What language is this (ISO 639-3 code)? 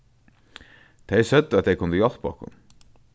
fao